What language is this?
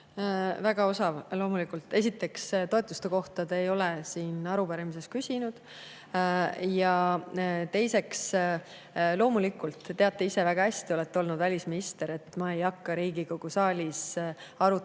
Estonian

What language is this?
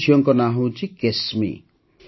Odia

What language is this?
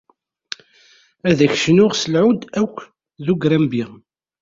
Kabyle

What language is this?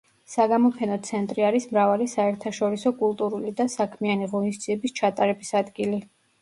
Georgian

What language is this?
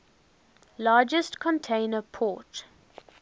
English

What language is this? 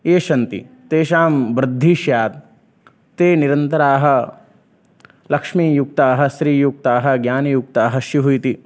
Sanskrit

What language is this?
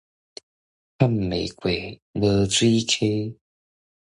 Min Nan Chinese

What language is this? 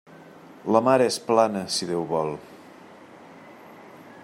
Catalan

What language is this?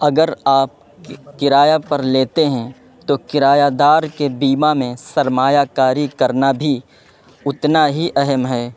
Urdu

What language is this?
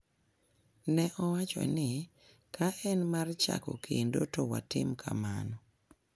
Luo (Kenya and Tanzania)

